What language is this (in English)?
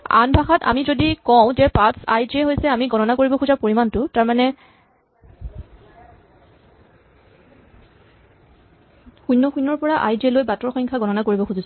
Assamese